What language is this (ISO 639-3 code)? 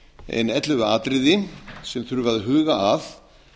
isl